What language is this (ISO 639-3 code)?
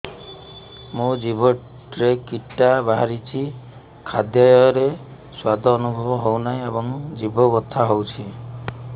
ori